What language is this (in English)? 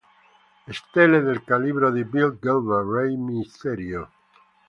Italian